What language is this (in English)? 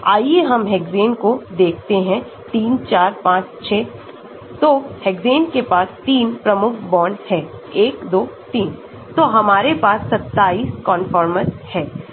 Hindi